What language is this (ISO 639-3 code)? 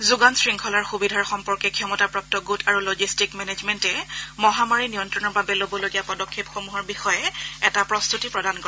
asm